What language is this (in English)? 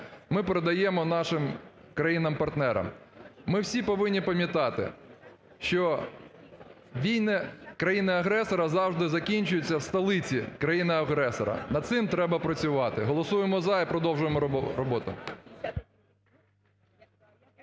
Ukrainian